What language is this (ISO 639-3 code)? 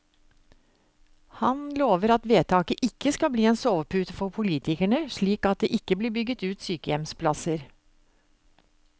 nor